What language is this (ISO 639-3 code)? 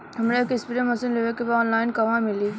bho